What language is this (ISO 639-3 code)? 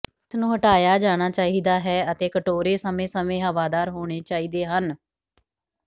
pan